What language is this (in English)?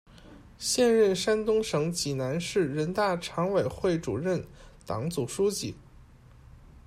Chinese